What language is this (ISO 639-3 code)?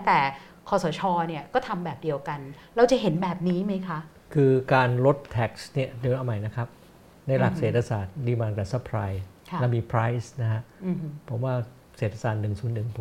tha